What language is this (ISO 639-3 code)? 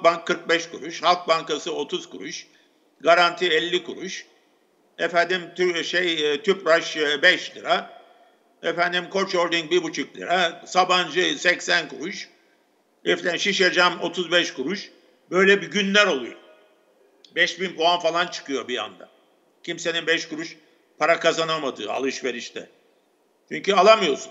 tur